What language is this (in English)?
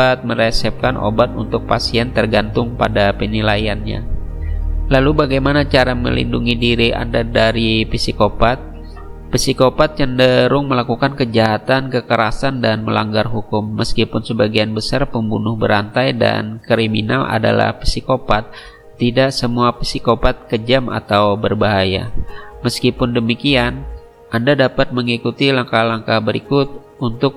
Indonesian